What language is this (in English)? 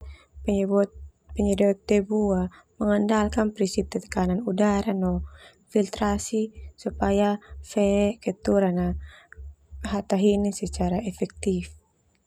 Termanu